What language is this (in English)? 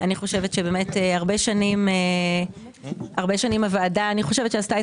Hebrew